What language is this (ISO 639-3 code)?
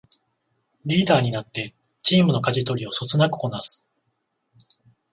jpn